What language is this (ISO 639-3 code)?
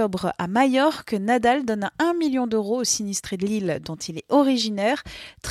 fra